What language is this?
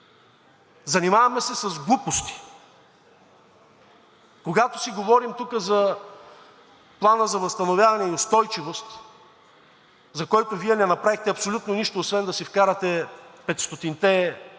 Bulgarian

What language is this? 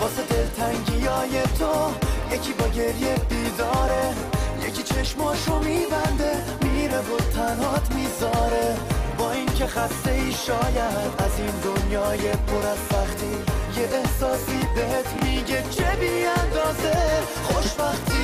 Persian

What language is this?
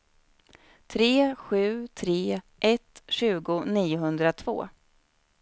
Swedish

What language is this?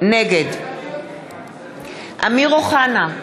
Hebrew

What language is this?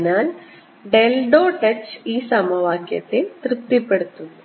Malayalam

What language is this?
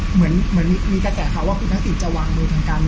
Thai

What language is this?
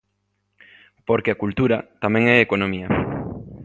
Galician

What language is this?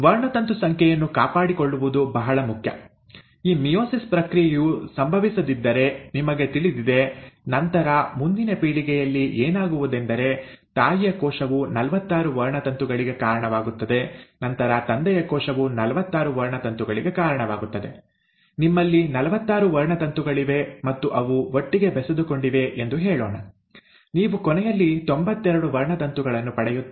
Kannada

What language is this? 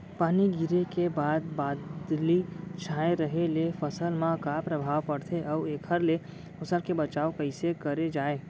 Chhattisgarhi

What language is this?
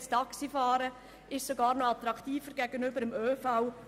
Swiss German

